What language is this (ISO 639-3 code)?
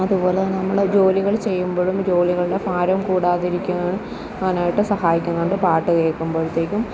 mal